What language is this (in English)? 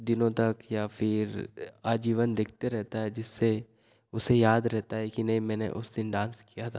Hindi